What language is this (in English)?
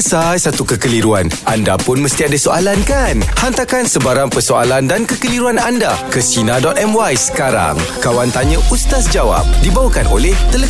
Malay